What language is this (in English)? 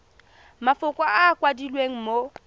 Tswana